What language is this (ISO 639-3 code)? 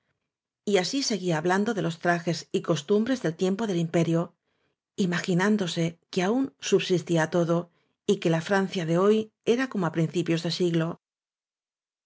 spa